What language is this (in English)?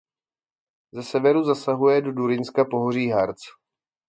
Czech